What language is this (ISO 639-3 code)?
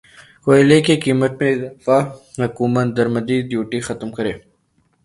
urd